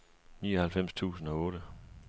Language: Danish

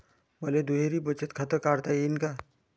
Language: Marathi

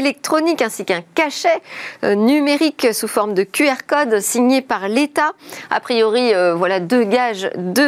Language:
French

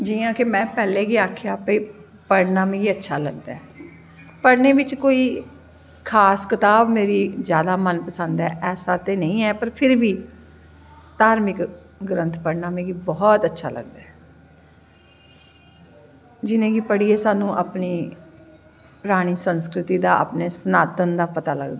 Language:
Dogri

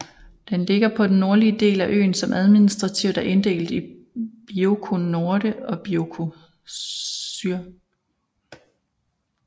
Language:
Danish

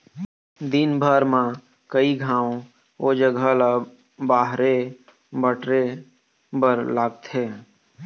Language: Chhattisgarhi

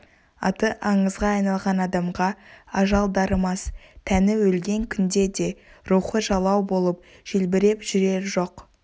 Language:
Kazakh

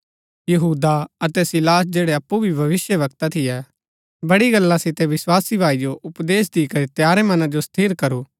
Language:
Gaddi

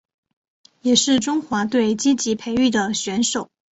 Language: Chinese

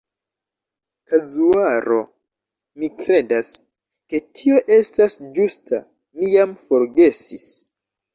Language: Esperanto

